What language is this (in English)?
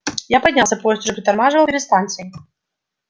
Russian